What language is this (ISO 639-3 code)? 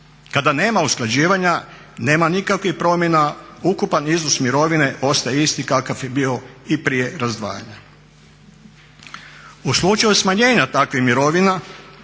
hrv